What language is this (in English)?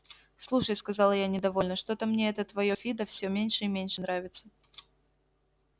Russian